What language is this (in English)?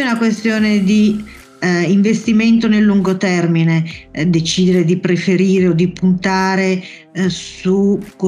Italian